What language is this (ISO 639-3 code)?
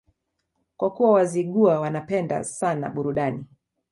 swa